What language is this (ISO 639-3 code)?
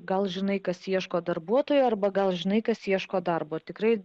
lit